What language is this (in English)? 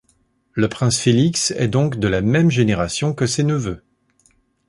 French